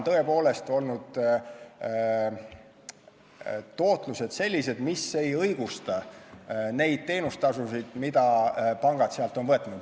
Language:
Estonian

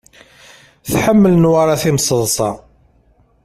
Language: Kabyle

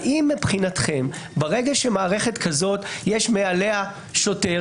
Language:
Hebrew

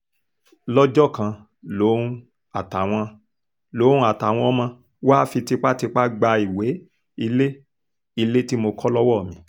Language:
Yoruba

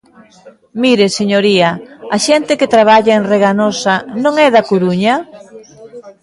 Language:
Galician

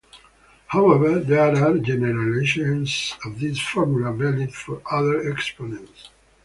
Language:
English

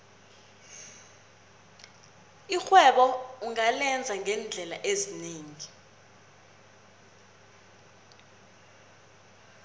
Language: South Ndebele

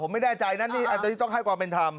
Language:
Thai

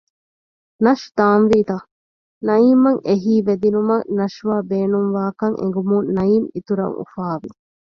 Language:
Divehi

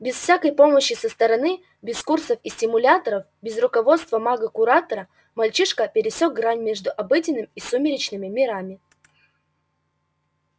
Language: Russian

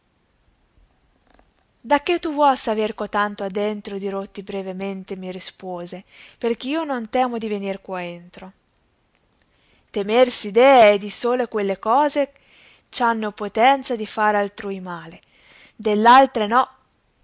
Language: Italian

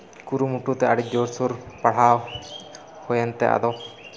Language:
Santali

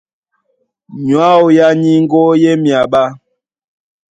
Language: Duala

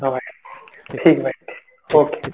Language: Odia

